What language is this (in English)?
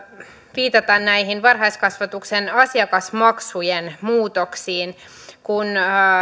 Finnish